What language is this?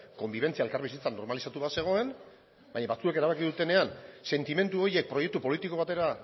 Basque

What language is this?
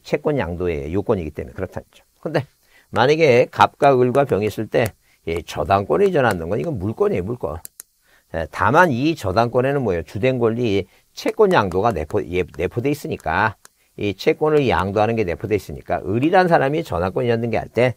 Korean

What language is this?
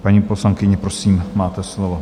Czech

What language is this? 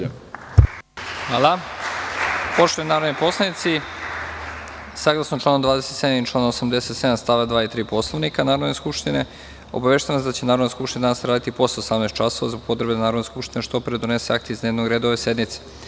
Serbian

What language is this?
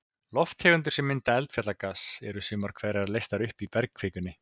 Icelandic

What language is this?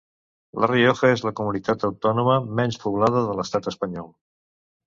Catalan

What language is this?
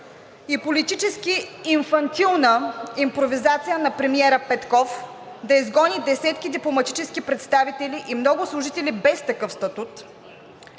Bulgarian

